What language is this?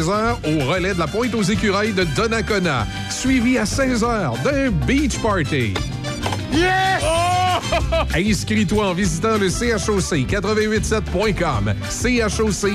French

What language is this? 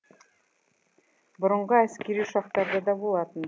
Kazakh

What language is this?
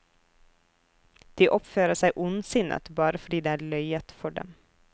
Norwegian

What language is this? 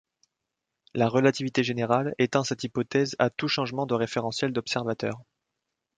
French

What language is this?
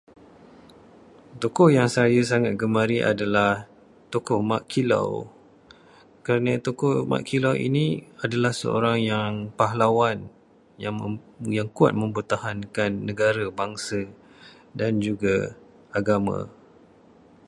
Malay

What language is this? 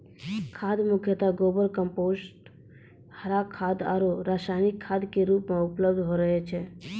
Maithili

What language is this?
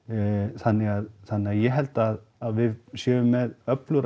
Icelandic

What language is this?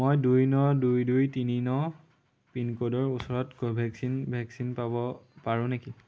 Assamese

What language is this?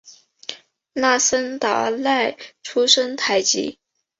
Chinese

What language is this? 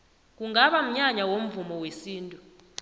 South Ndebele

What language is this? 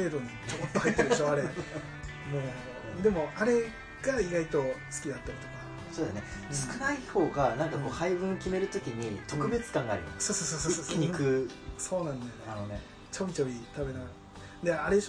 Japanese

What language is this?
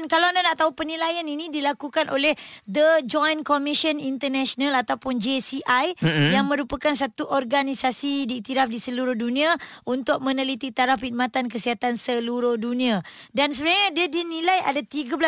Malay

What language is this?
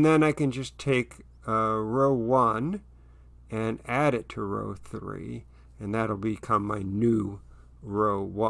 English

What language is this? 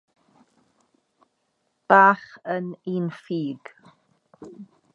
Welsh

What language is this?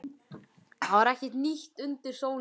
Icelandic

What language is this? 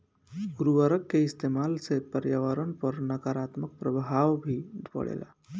Bhojpuri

